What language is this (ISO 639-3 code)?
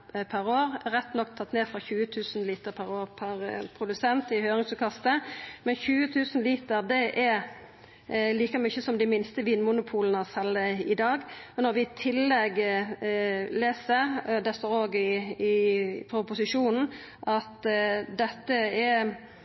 nno